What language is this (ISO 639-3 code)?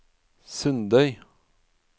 nor